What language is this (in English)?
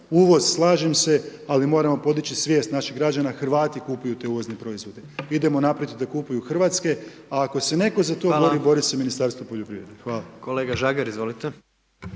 Croatian